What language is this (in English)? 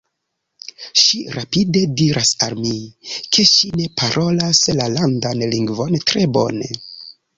Esperanto